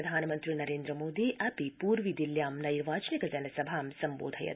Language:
Sanskrit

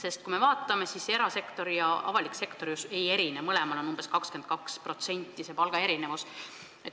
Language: Estonian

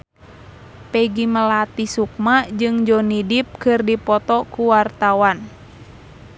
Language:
Sundanese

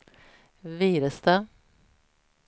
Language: Swedish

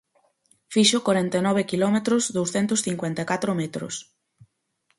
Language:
Galician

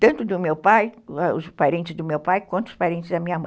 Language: Portuguese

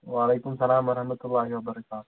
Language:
Kashmiri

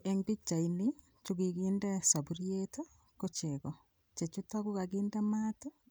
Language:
Kalenjin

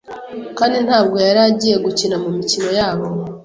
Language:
Kinyarwanda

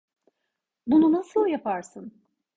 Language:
Turkish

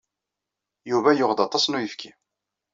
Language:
Kabyle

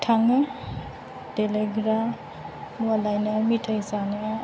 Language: Bodo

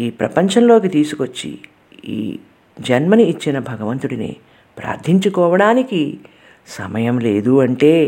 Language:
Telugu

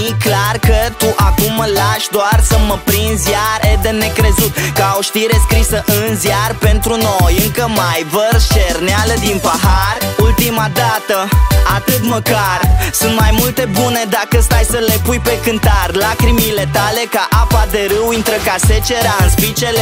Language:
Romanian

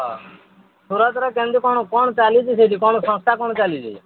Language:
Odia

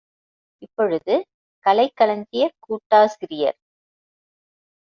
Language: Tamil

